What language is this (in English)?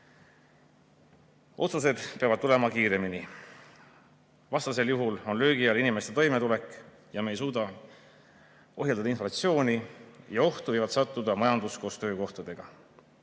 Estonian